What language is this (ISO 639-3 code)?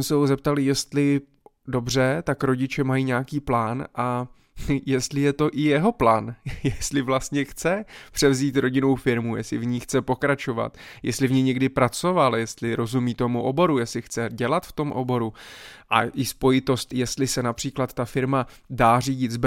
ces